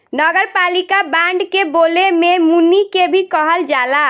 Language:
Bhojpuri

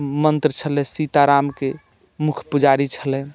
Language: Maithili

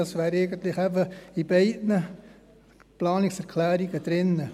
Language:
Swiss German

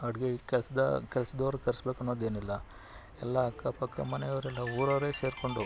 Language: Kannada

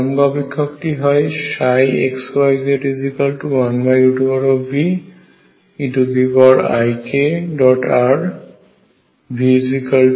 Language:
Bangla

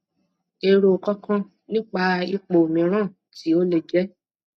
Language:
Yoruba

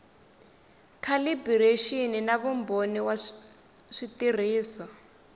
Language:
Tsonga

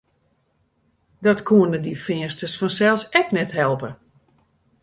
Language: Western Frisian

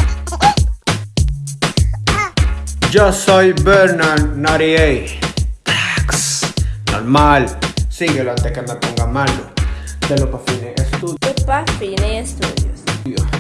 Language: Spanish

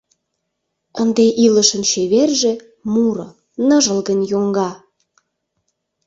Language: Mari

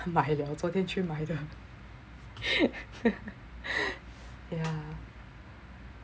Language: English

